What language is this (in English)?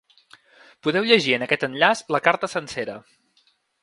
Catalan